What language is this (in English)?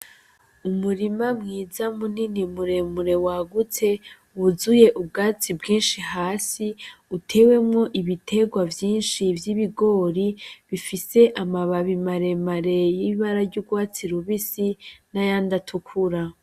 Rundi